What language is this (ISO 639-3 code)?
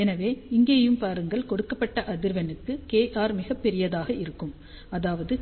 tam